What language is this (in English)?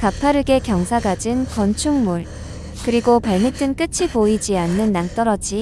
Korean